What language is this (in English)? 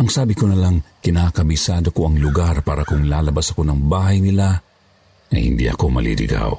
Filipino